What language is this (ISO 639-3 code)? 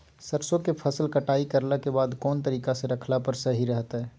mag